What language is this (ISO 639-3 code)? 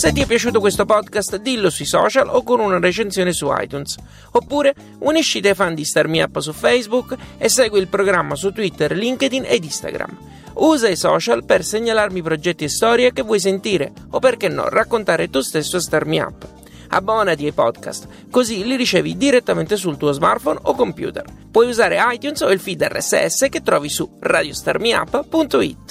ita